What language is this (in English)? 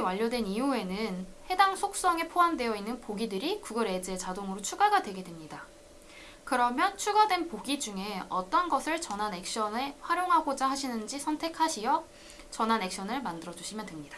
Korean